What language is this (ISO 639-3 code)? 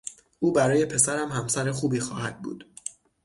fas